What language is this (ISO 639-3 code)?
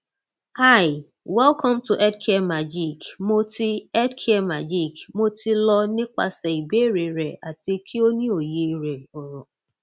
yor